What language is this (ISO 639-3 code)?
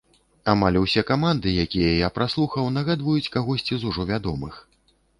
bel